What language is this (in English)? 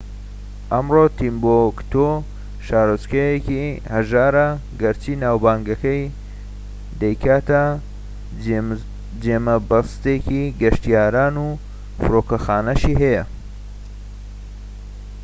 Central Kurdish